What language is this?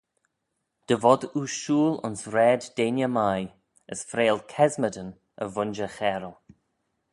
Manx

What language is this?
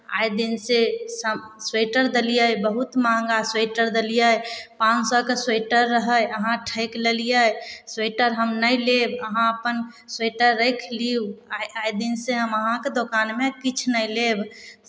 Maithili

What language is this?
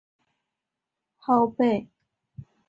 Chinese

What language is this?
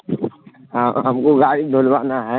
Urdu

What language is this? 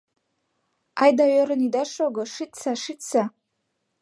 Mari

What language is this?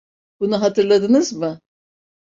Turkish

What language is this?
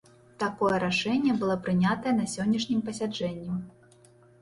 Belarusian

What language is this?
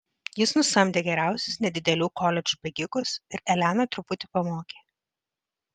Lithuanian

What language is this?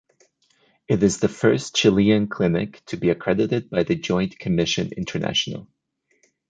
English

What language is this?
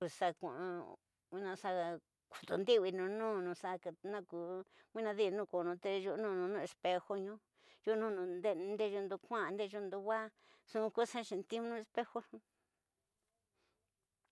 Tidaá Mixtec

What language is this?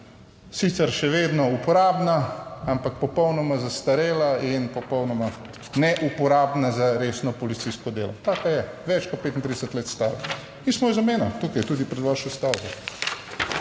Slovenian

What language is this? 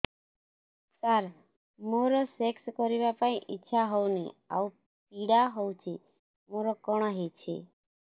Odia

